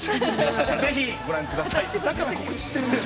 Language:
Japanese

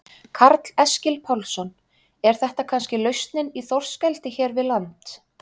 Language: Icelandic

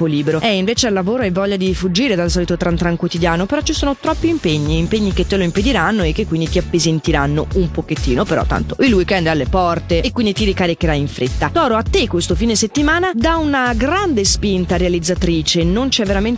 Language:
Italian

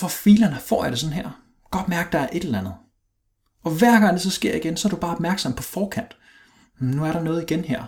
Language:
Danish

